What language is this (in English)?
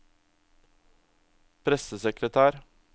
Norwegian